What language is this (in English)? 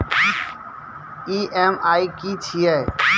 Maithili